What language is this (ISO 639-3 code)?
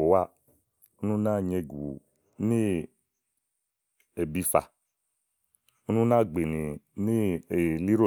ahl